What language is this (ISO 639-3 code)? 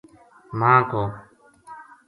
gju